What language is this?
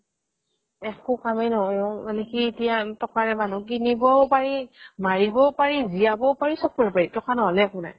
Assamese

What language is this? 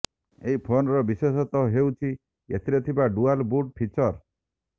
Odia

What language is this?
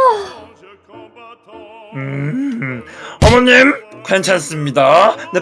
Korean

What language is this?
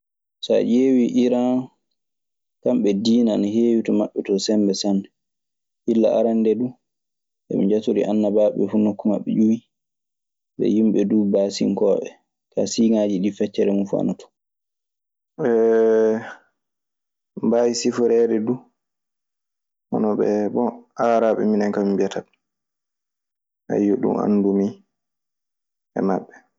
Maasina Fulfulde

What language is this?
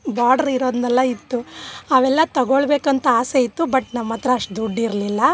Kannada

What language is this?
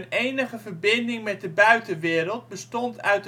Dutch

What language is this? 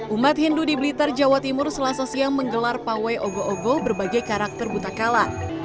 Indonesian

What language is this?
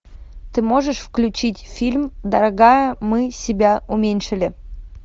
Russian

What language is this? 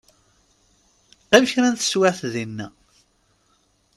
Kabyle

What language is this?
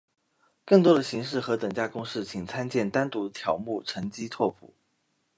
Chinese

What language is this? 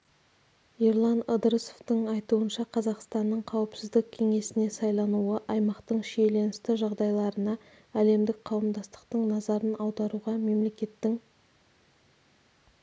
Kazakh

